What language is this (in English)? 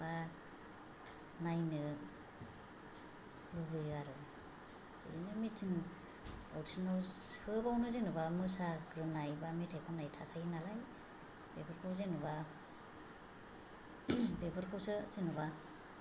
Bodo